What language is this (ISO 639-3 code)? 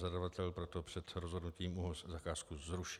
ces